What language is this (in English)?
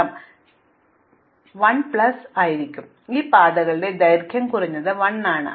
Malayalam